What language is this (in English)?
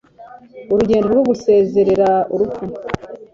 Kinyarwanda